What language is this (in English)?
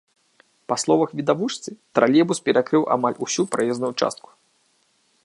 Belarusian